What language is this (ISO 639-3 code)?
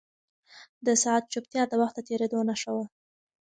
pus